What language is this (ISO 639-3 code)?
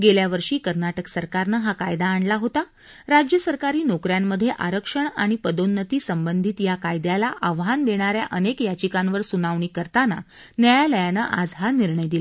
mar